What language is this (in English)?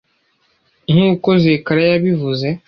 Kinyarwanda